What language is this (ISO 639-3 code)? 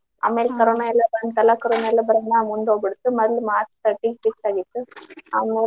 kan